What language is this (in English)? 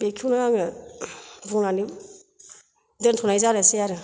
Bodo